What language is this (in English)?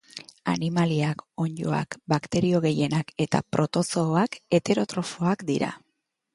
Basque